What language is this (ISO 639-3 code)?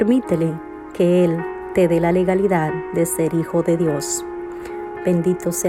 spa